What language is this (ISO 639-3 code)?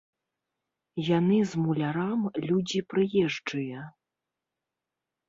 bel